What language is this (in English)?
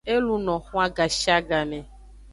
Aja (Benin)